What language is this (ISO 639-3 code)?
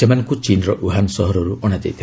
ori